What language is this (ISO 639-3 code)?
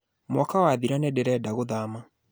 kik